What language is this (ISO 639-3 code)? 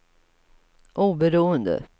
swe